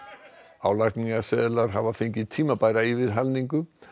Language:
Icelandic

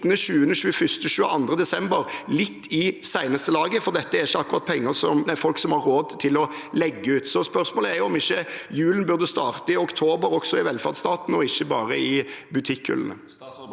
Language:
Norwegian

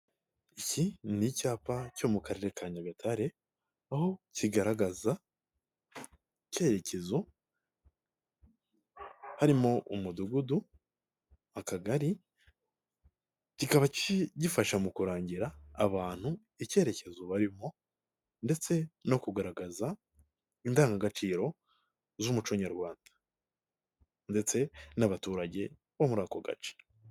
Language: Kinyarwanda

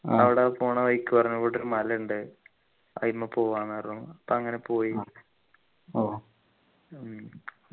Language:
Malayalam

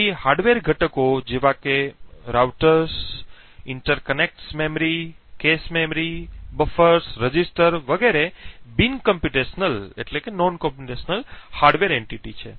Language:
Gujarati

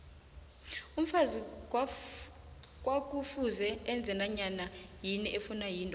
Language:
South Ndebele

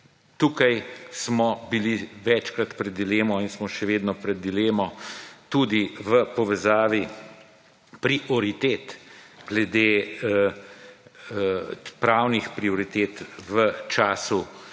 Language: Slovenian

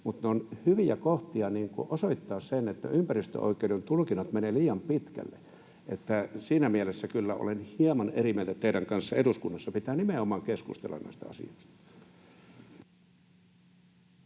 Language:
Finnish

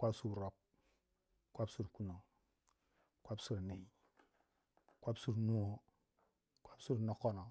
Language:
Waja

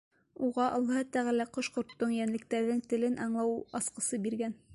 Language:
Bashkir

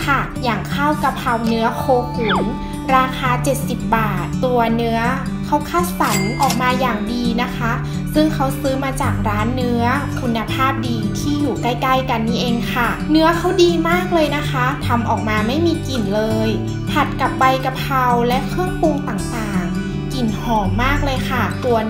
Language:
Thai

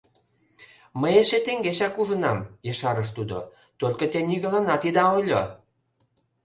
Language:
Mari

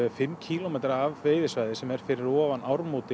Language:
Icelandic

